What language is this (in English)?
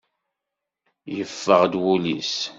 Kabyle